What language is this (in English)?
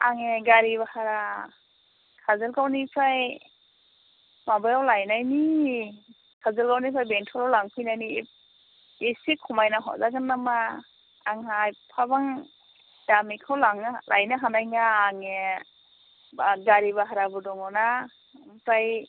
Bodo